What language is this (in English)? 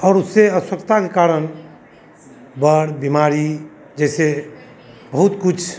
Hindi